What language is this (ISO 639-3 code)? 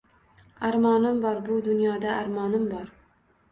uzb